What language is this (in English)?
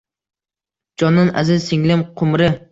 Uzbek